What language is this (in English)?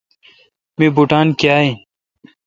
Kalkoti